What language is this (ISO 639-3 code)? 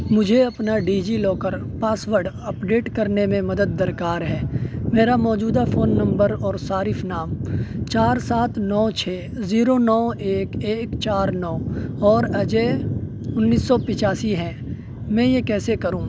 urd